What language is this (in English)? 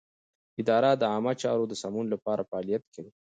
Pashto